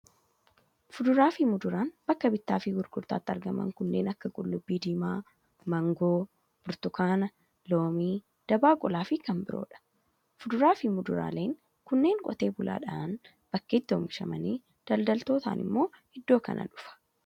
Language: Oromo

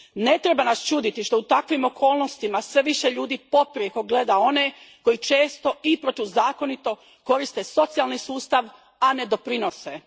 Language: Croatian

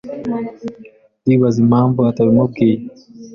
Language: Kinyarwanda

